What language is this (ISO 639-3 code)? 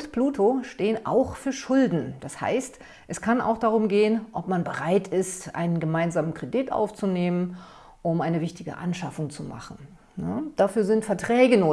deu